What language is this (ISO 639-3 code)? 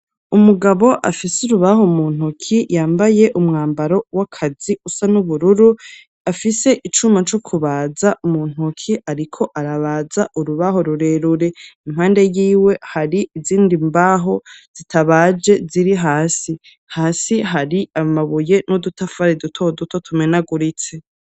run